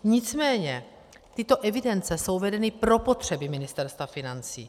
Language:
Czech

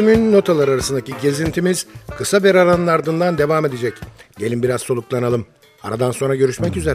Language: Turkish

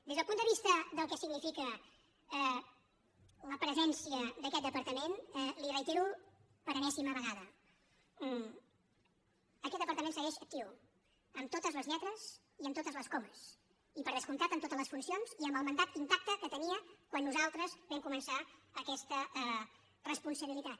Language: Catalan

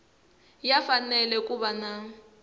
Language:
Tsonga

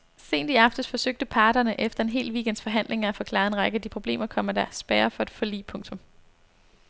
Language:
Danish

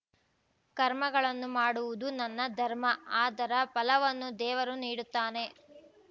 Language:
Kannada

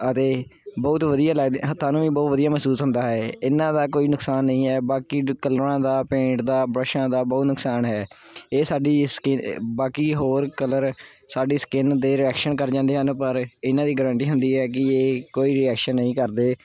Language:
Punjabi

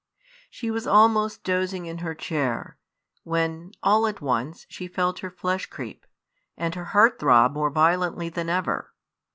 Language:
English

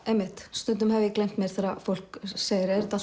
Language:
Icelandic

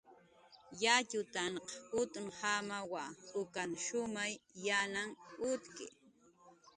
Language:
Jaqaru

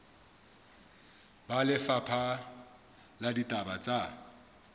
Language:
Southern Sotho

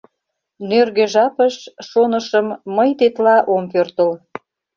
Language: Mari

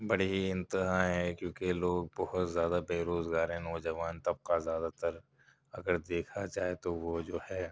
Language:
Urdu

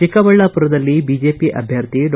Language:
Kannada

